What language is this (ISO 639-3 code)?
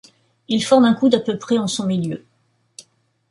fra